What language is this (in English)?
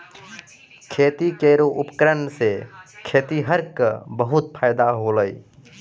Maithili